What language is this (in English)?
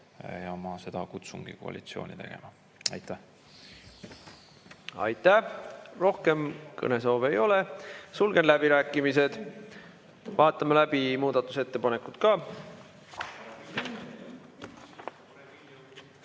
Estonian